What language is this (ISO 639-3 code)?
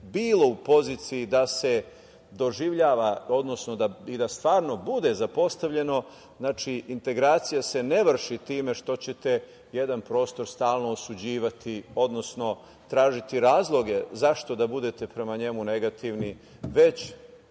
srp